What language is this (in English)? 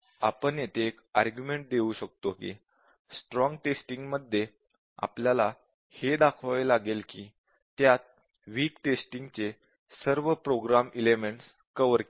Marathi